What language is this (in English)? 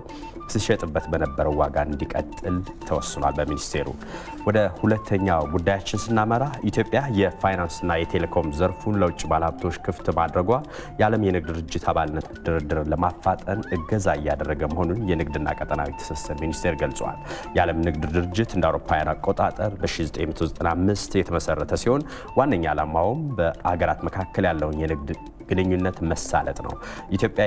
Arabic